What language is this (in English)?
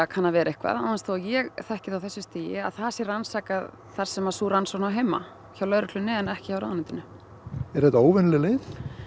Icelandic